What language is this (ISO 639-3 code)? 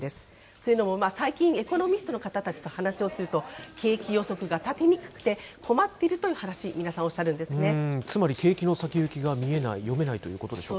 jpn